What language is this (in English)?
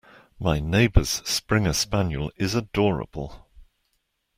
English